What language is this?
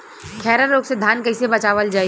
Bhojpuri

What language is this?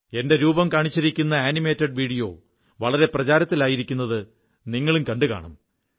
Malayalam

